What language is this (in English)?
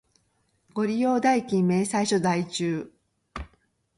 Japanese